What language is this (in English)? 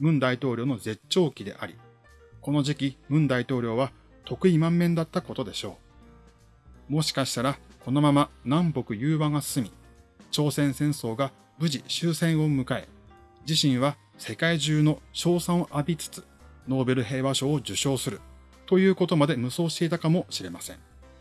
Japanese